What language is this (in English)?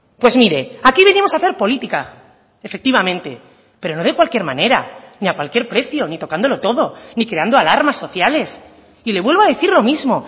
Spanish